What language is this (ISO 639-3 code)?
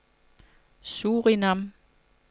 dan